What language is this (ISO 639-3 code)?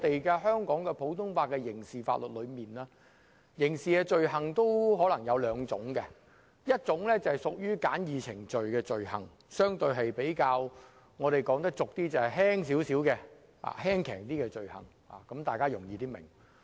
yue